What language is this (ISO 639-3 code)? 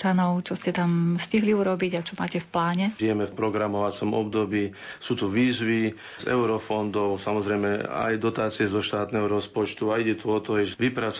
slk